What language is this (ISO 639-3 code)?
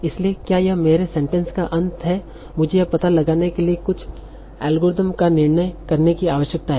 hin